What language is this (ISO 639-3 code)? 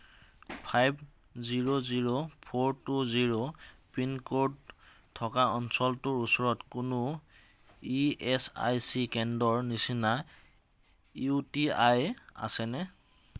asm